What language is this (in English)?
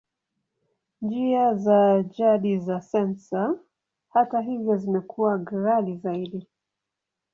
Swahili